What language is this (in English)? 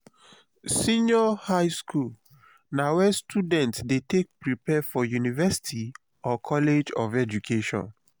Nigerian Pidgin